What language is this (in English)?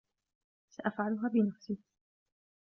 Arabic